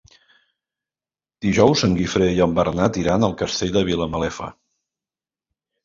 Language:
Catalan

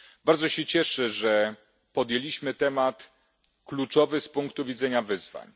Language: Polish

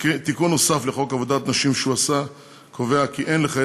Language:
Hebrew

